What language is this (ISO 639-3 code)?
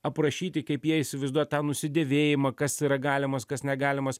lit